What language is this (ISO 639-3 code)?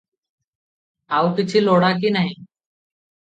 ori